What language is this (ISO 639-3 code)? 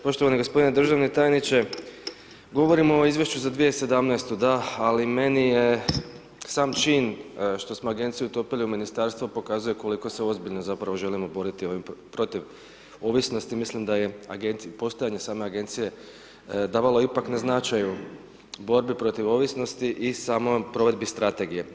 hrv